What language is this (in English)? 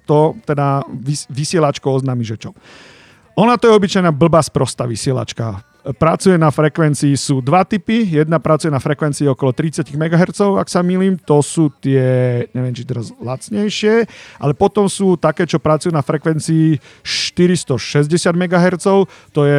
Slovak